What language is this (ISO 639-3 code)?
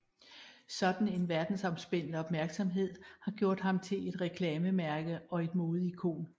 dan